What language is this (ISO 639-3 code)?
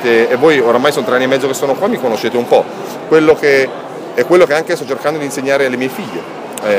ita